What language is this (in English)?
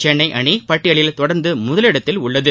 Tamil